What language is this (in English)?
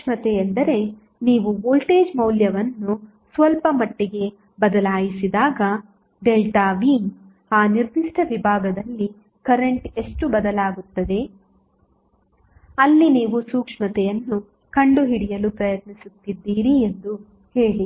Kannada